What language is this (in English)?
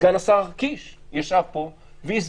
Hebrew